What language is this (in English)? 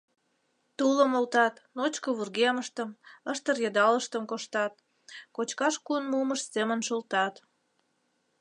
Mari